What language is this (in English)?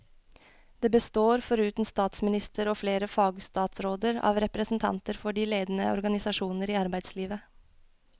Norwegian